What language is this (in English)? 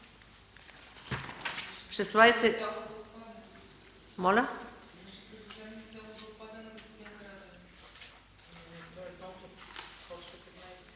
Bulgarian